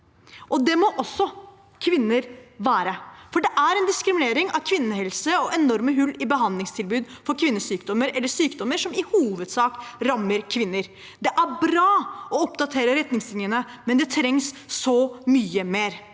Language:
Norwegian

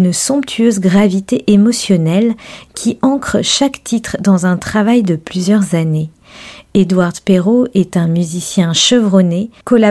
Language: French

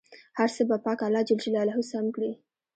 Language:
Pashto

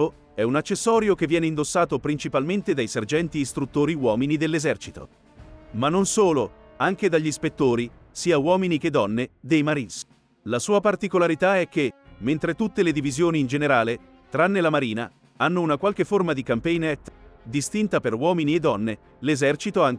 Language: Italian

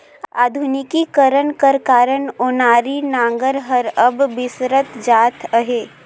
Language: Chhattisgarhi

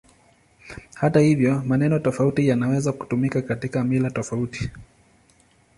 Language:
Swahili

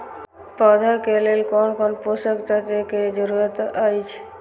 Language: Maithili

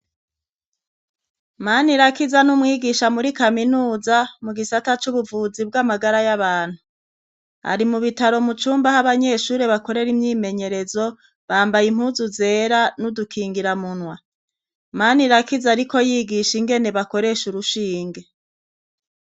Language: Rundi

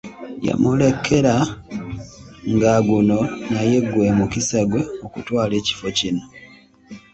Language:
Ganda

